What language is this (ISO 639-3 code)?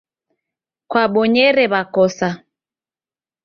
dav